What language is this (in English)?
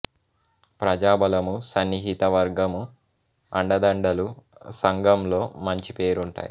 Telugu